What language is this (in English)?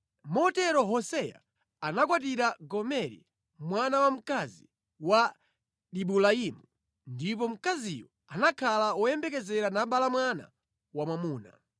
Nyanja